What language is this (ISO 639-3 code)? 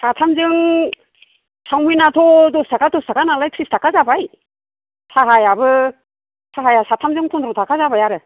brx